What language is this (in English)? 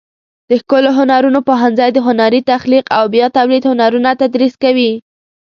Pashto